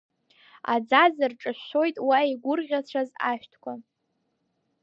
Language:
Abkhazian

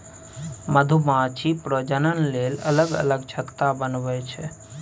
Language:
Maithili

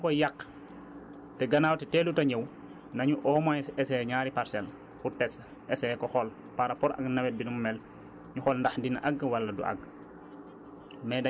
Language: Wolof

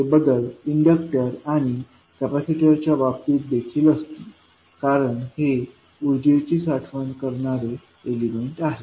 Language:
Marathi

